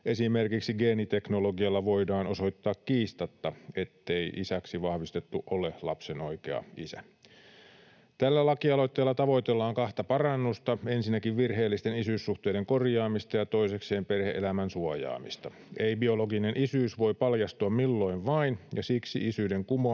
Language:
Finnish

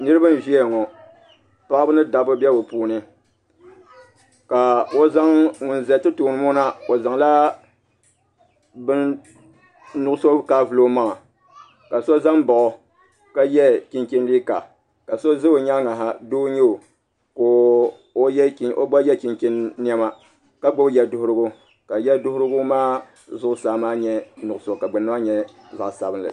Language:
Dagbani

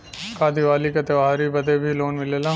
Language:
Bhojpuri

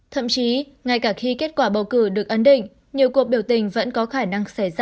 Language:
Vietnamese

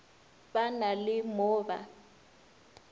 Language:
Northern Sotho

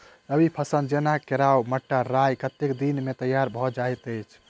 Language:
Maithili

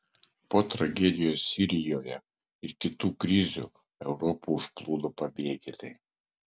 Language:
Lithuanian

